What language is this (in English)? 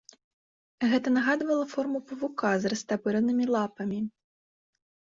Belarusian